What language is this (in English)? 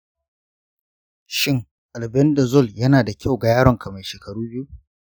Hausa